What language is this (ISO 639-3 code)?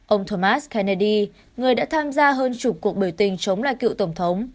vie